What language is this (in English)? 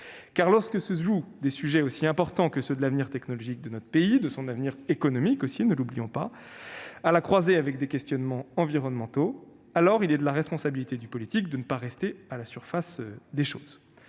French